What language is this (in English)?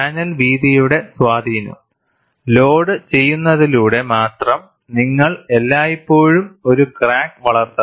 Malayalam